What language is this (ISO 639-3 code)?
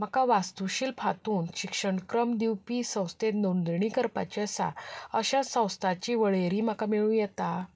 kok